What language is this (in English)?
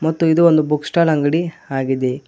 Kannada